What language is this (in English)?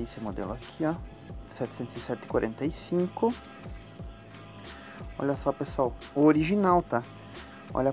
Portuguese